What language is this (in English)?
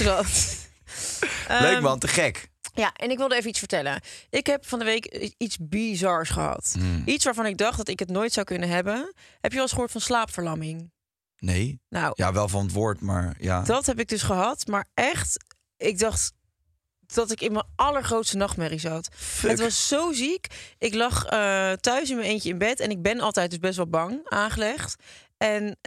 Dutch